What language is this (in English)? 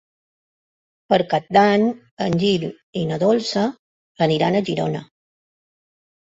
Catalan